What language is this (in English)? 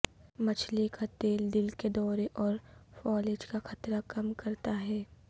Urdu